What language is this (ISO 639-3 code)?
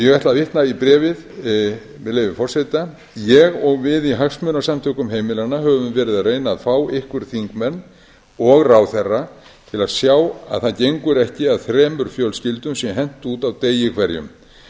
isl